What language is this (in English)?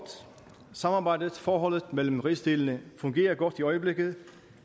Danish